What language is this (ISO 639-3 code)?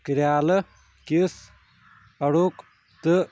kas